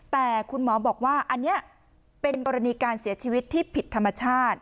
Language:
Thai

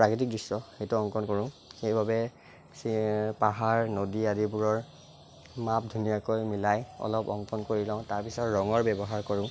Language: Assamese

